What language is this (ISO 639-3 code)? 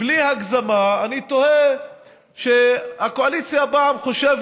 heb